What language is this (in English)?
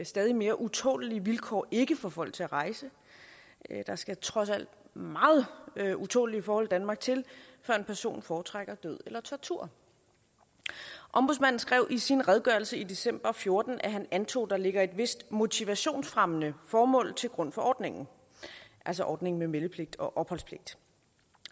Danish